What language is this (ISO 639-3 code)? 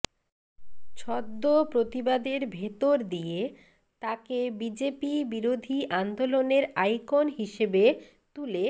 ben